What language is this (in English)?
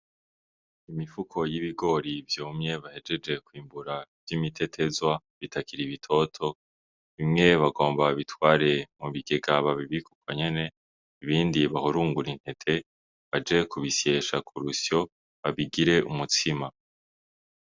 Rundi